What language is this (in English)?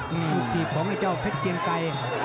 Thai